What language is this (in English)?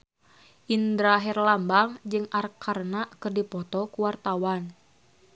Sundanese